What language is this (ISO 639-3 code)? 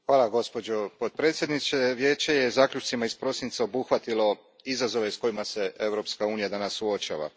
hrv